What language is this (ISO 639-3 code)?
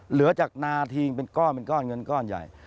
tha